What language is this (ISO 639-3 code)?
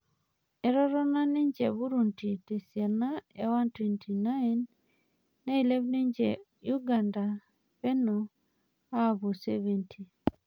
mas